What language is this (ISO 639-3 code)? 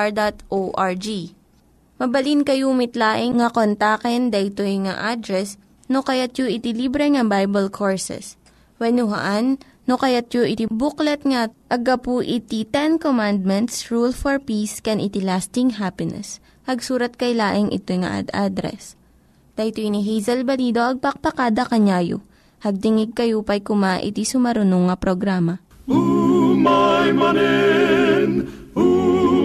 fil